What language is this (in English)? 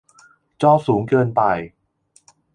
Thai